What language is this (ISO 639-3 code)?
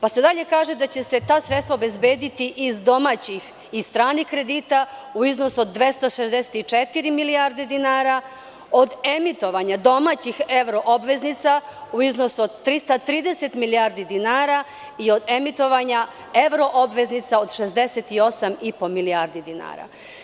srp